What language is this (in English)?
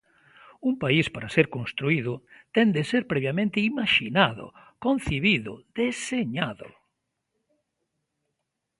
Galician